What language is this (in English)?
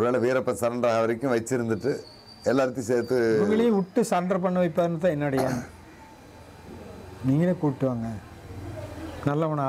Tamil